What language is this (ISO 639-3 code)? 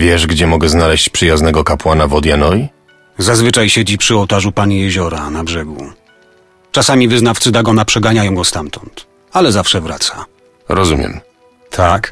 pol